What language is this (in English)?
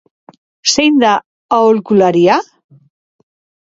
Basque